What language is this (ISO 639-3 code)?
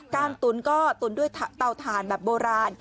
tha